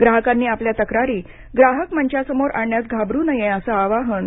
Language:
Marathi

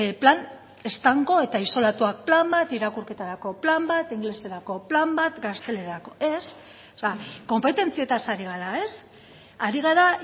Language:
Basque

